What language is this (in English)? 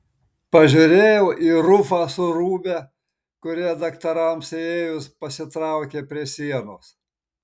Lithuanian